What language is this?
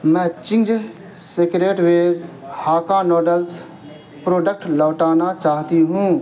Urdu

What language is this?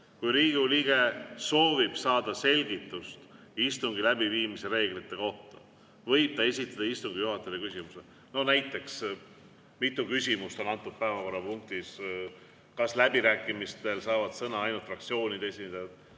Estonian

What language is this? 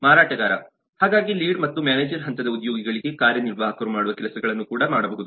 Kannada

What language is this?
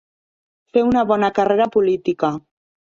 Catalan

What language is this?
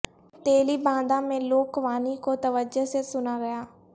Urdu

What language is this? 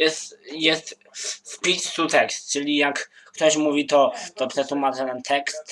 Polish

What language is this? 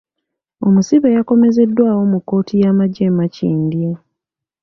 Ganda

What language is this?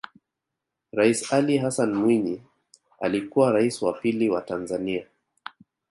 Swahili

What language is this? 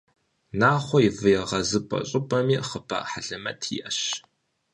Kabardian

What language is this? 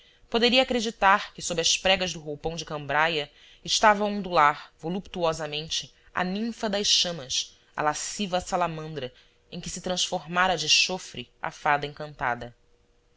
Portuguese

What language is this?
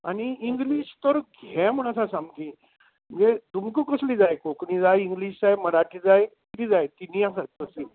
Konkani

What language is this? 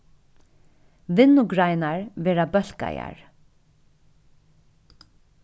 Faroese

